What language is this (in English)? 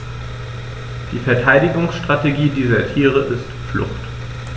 German